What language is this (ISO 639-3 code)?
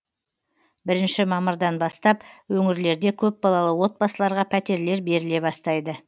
kaz